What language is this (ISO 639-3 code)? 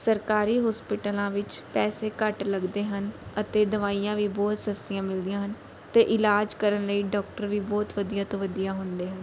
pan